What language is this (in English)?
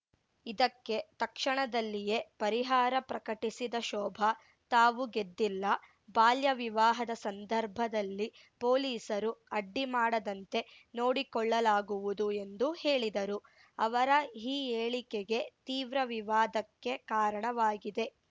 Kannada